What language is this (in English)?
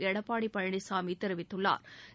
Tamil